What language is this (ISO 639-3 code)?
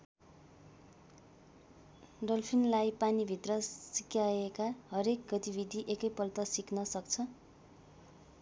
nep